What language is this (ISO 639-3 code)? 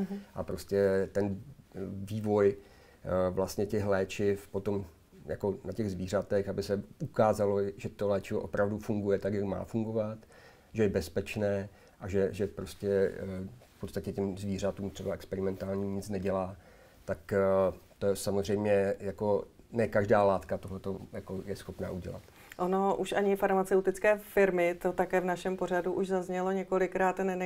ces